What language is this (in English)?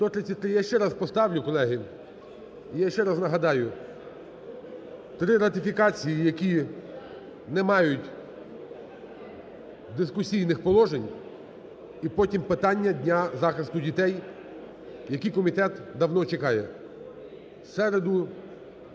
Ukrainian